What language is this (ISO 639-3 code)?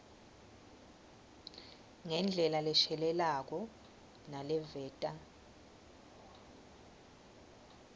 ssw